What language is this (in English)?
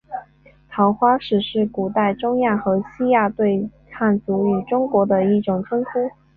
Chinese